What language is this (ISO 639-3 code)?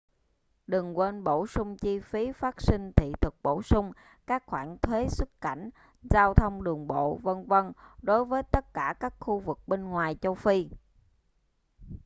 vie